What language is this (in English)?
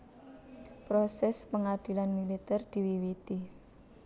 Javanese